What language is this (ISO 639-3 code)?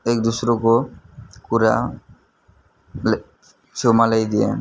nep